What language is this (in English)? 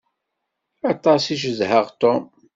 Kabyle